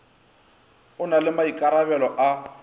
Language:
Northern Sotho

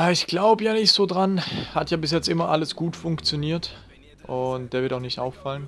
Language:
German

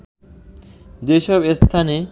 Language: Bangla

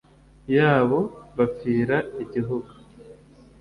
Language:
Kinyarwanda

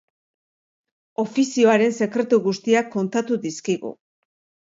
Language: Basque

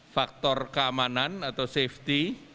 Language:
Indonesian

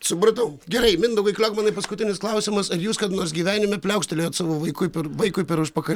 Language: Lithuanian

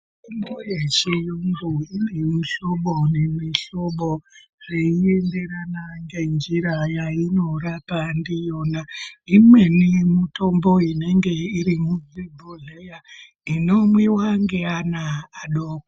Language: Ndau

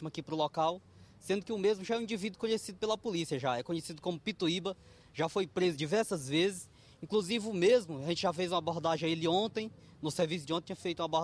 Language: Portuguese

